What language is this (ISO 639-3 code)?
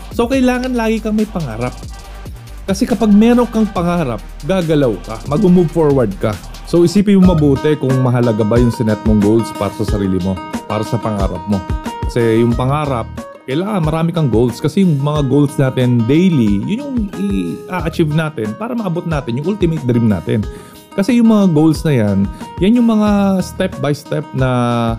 fil